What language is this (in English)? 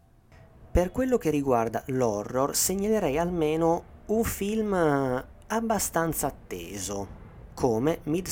Italian